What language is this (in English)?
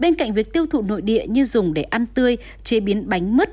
Vietnamese